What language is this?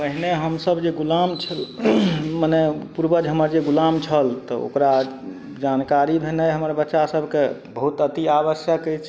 Maithili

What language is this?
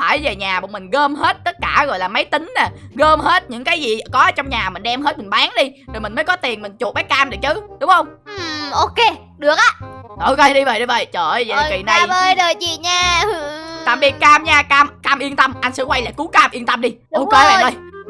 Vietnamese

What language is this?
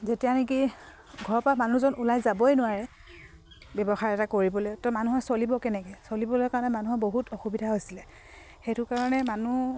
Assamese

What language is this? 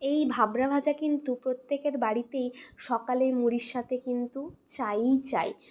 Bangla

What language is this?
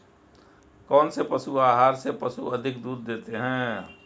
Hindi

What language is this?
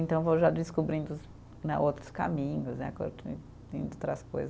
Portuguese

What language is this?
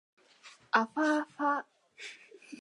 Japanese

